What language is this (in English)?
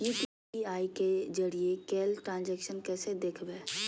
Magahi